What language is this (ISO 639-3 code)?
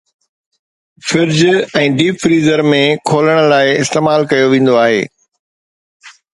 snd